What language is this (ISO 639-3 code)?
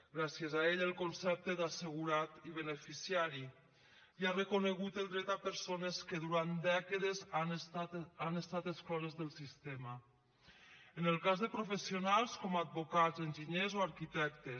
cat